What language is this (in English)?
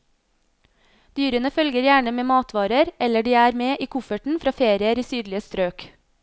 Norwegian